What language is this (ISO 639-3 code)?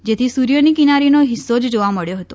guj